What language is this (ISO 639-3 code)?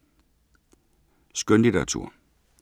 dan